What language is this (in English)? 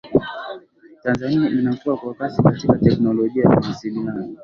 Swahili